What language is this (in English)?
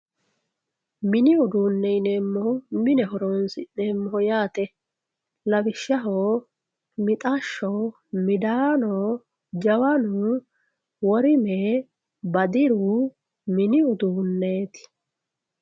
Sidamo